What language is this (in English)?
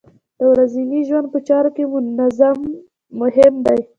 Pashto